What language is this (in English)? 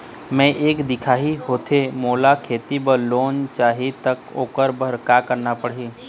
Chhattisgarhi